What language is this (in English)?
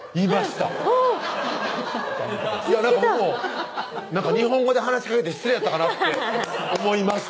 Japanese